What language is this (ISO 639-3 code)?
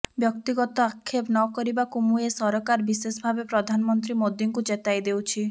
ori